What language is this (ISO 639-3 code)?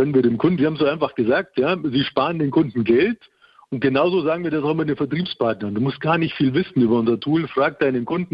deu